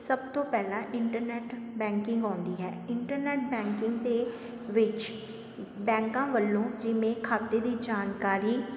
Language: Punjabi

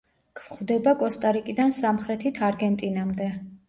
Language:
Georgian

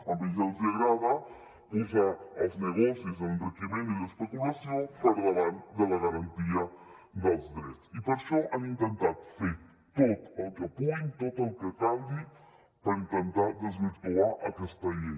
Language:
Catalan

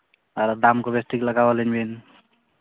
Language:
Santali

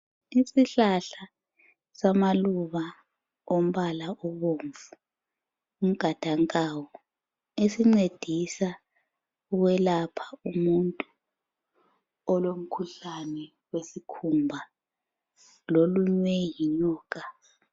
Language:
North Ndebele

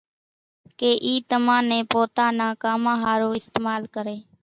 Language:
Kachi Koli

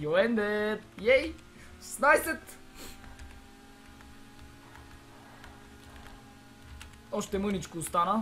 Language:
Romanian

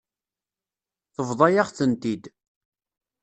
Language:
Kabyle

